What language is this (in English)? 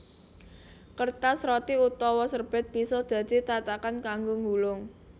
Javanese